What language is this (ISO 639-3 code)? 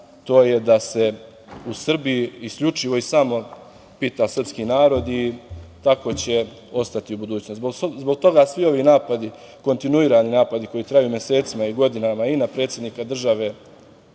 srp